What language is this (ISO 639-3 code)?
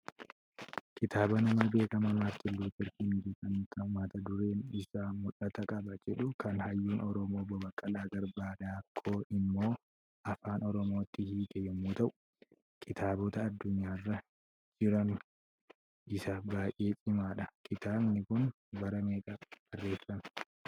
orm